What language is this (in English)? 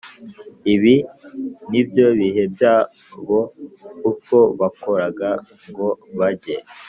Kinyarwanda